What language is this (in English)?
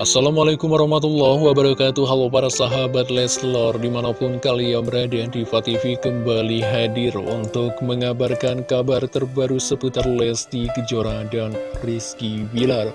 Indonesian